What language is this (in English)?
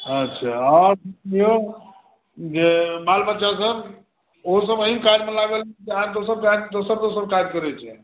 Maithili